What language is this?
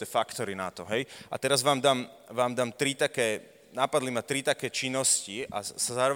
Slovak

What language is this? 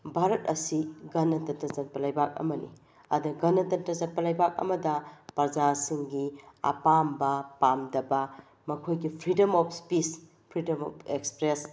Manipuri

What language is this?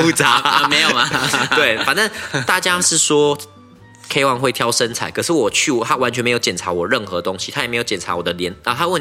Chinese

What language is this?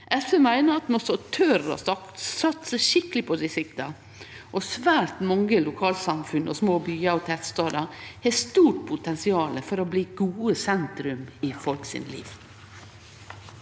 Norwegian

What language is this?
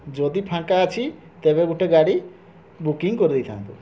Odia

